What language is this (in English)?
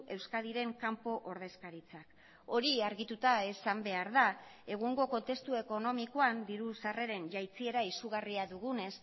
Basque